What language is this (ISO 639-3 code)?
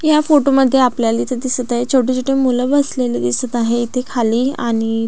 mar